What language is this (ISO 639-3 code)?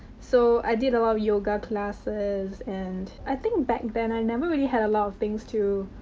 eng